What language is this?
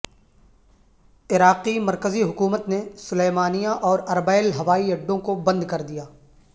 Urdu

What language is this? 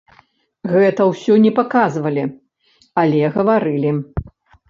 Belarusian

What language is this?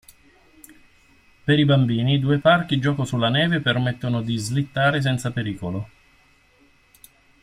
Italian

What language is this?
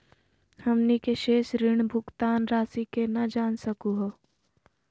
Magahi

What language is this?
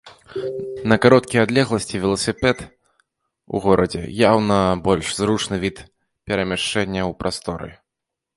Belarusian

